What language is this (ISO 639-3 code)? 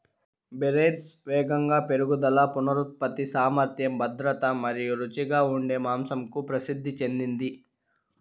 tel